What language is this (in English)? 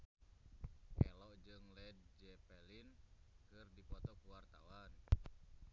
Sundanese